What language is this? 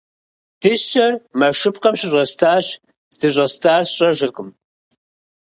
Kabardian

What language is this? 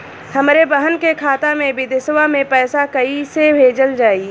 Bhojpuri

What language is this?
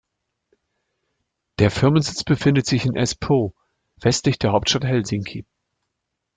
German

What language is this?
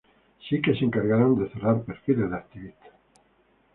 Spanish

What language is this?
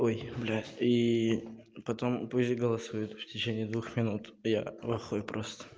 Russian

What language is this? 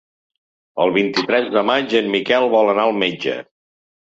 Catalan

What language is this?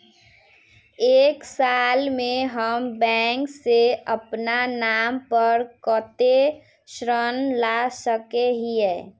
Magahi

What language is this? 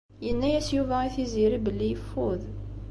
Kabyle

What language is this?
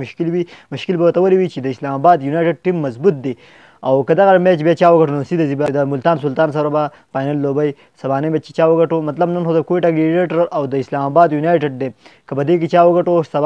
Romanian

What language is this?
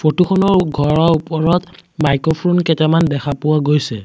Assamese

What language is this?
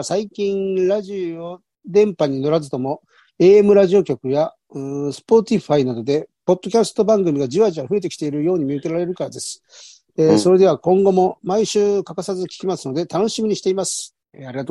Japanese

